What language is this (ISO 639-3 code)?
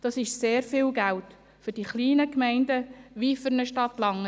gsw